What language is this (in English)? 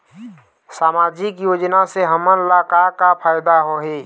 Chhattisgarhi